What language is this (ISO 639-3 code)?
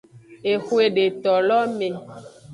ajg